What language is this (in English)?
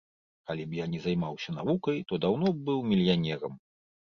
Belarusian